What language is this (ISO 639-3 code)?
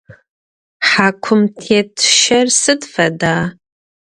ady